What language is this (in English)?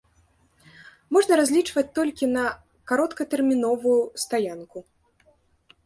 Belarusian